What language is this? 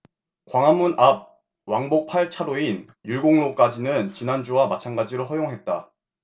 Korean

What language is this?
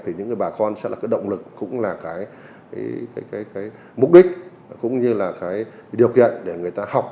Vietnamese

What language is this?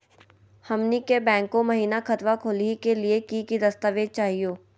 Magahi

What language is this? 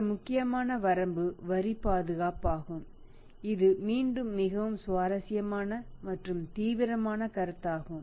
Tamil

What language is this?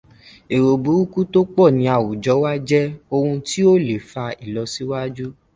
Yoruba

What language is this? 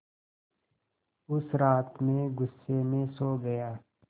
Hindi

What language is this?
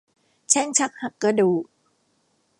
Thai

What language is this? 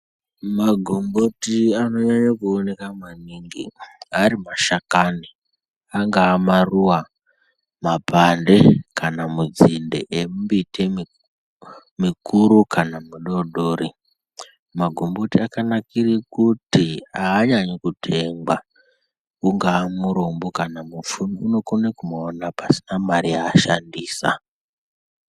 Ndau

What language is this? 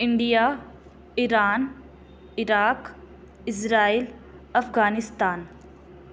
Sindhi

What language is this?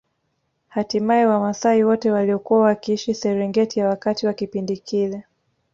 Swahili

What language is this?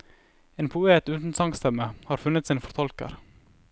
Norwegian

